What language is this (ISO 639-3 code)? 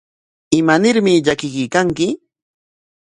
qwa